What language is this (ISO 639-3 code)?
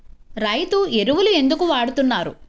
tel